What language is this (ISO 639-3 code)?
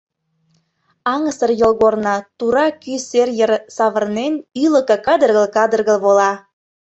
chm